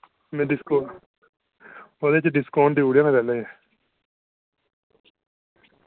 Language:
Dogri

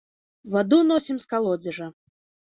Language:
Belarusian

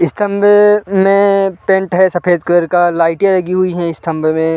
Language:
Hindi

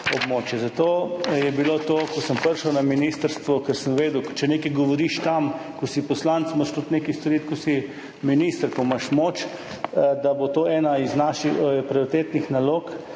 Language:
Slovenian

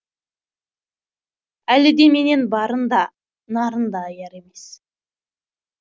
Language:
Kazakh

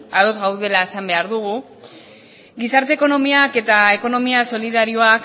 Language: Basque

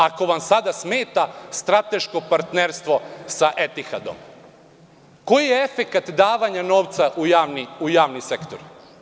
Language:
Serbian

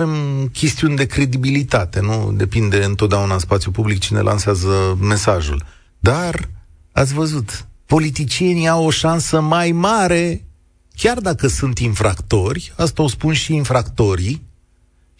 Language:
Romanian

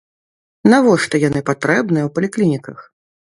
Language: Belarusian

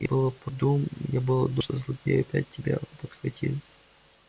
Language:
Russian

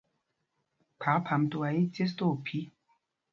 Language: Mpumpong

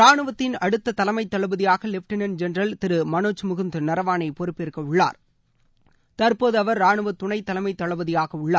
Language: Tamil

